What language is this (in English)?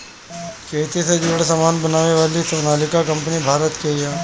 Bhojpuri